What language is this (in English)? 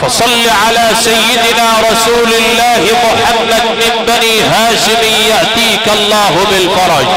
Arabic